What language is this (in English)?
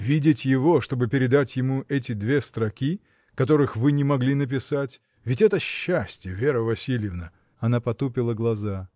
Russian